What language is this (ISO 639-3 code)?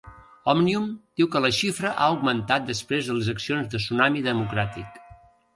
cat